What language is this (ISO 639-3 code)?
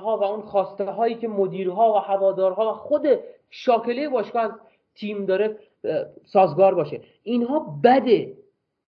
fas